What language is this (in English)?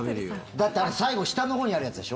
Japanese